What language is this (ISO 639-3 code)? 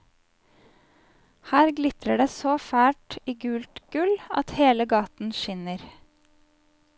nor